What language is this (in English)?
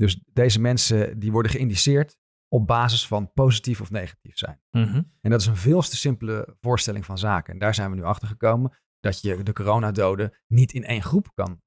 Dutch